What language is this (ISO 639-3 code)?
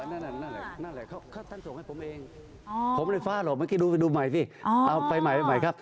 tha